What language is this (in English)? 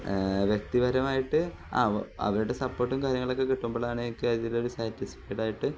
Malayalam